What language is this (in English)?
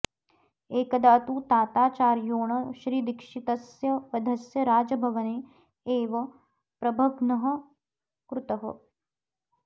Sanskrit